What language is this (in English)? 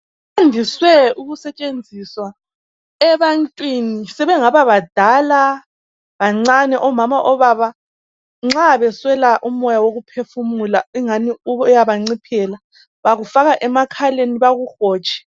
North Ndebele